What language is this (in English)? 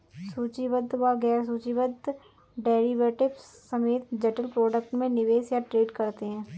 Hindi